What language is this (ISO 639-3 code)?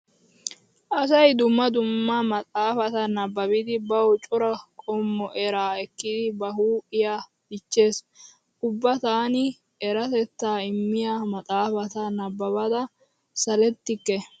wal